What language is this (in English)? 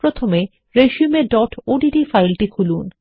Bangla